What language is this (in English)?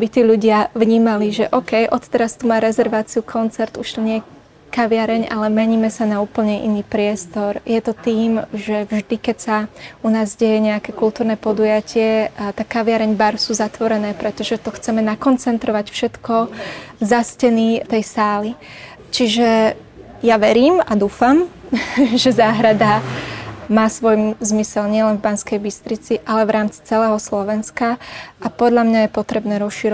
Slovak